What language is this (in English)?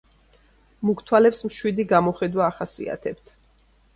Georgian